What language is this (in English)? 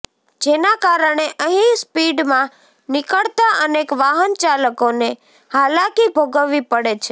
Gujarati